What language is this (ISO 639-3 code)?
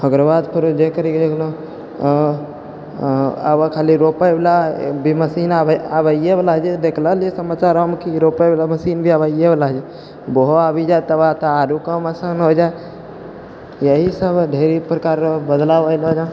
mai